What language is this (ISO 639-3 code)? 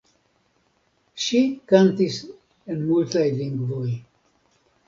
epo